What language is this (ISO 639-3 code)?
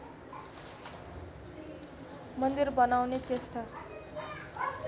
nep